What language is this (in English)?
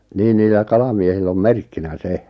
Finnish